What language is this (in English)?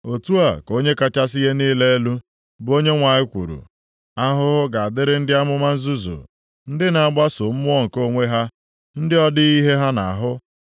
Igbo